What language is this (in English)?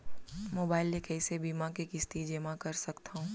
Chhattisgarhi